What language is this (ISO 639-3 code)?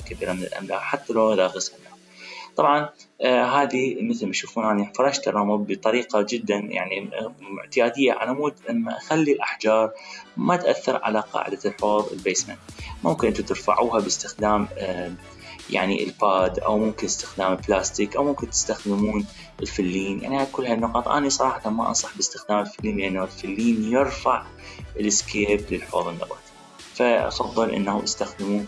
ara